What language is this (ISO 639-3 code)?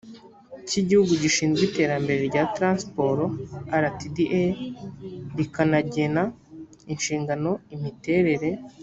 kin